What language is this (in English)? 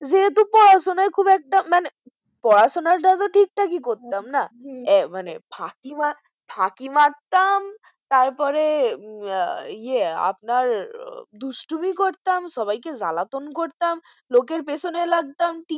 Bangla